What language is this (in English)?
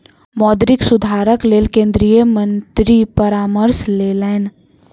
Maithili